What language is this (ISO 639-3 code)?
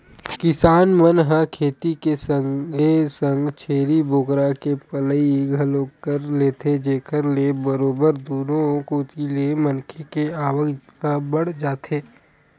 hne